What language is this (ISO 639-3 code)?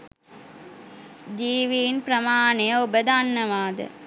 sin